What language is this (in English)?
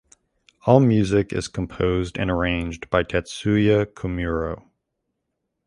English